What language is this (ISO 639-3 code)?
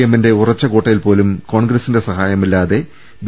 mal